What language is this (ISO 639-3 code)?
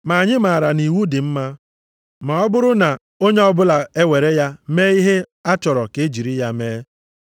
ibo